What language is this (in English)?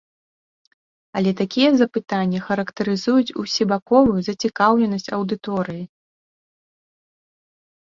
Belarusian